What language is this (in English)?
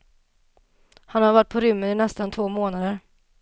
Swedish